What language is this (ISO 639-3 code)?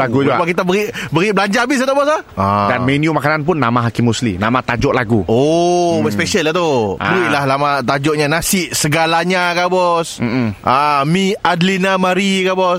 msa